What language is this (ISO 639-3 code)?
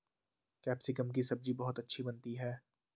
hin